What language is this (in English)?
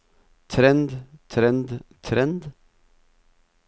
Norwegian